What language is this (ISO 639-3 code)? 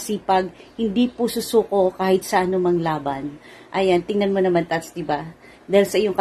fil